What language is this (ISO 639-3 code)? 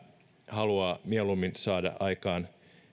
fin